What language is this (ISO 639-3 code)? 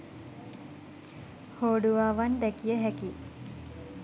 sin